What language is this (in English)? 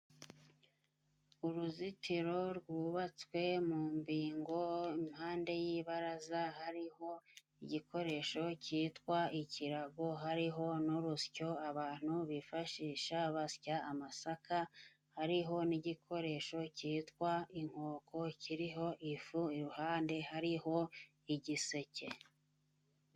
Kinyarwanda